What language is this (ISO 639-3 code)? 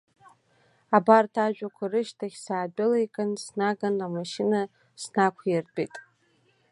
abk